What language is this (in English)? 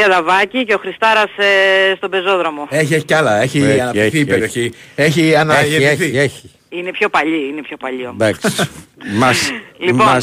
Greek